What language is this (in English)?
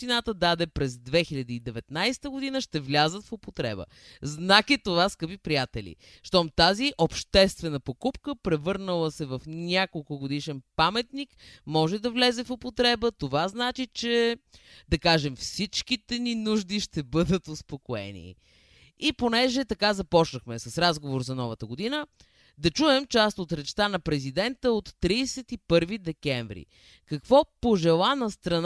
Bulgarian